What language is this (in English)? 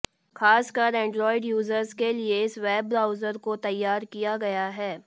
Hindi